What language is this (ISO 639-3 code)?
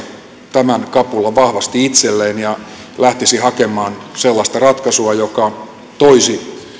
fin